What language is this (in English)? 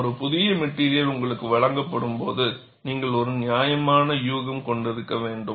Tamil